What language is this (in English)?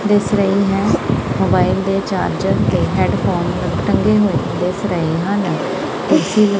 Punjabi